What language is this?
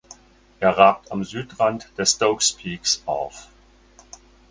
German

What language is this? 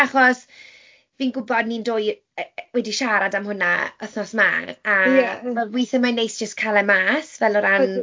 Welsh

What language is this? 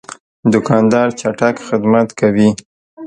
Pashto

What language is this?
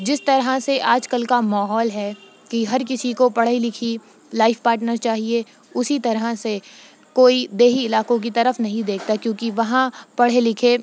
Urdu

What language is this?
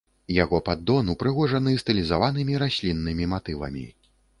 Belarusian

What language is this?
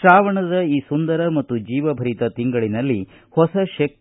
Kannada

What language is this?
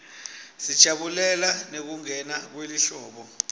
Swati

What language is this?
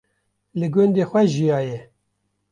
Kurdish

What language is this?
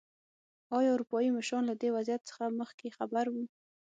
Pashto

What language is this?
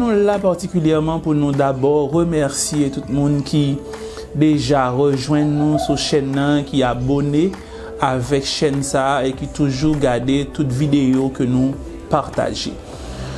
French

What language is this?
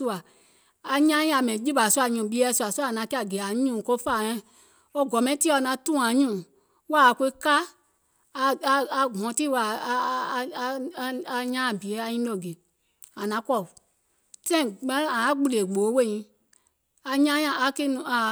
Gola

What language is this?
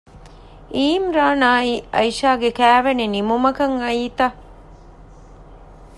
Divehi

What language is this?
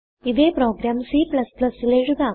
Malayalam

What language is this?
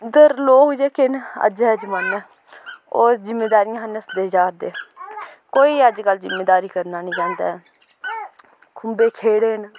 Dogri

